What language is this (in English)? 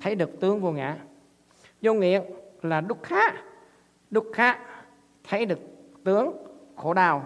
Vietnamese